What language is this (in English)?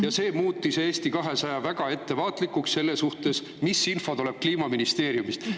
Estonian